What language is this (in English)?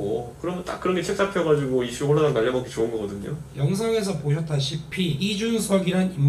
Korean